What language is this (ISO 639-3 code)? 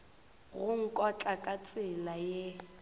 nso